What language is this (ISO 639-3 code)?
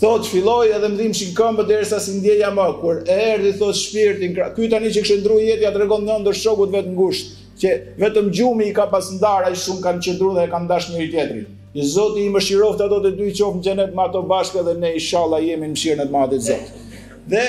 ron